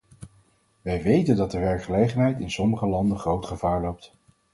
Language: Dutch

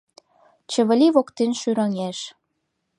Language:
Mari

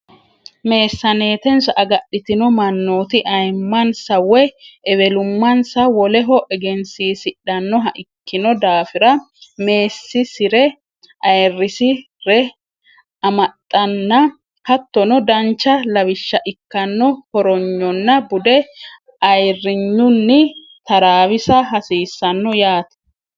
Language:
Sidamo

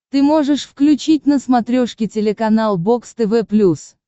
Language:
Russian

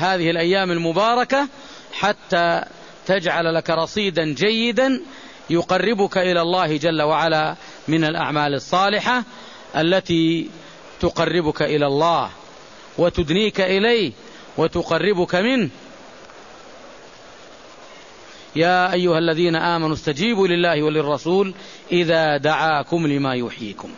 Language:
Arabic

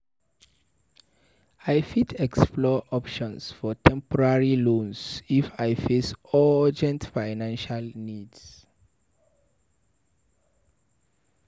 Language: Nigerian Pidgin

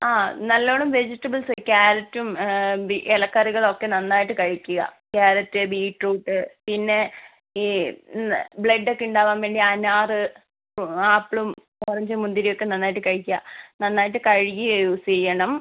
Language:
Malayalam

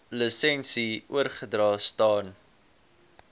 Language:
Afrikaans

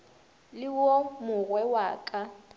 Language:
Northern Sotho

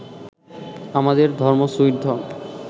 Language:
Bangla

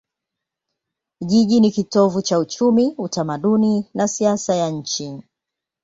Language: Swahili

